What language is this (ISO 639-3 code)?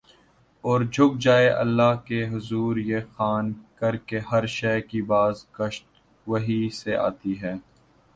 urd